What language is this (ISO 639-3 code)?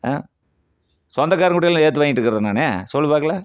tam